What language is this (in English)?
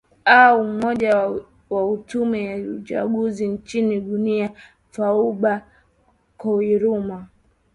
Swahili